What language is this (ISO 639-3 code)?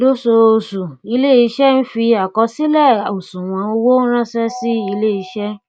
yor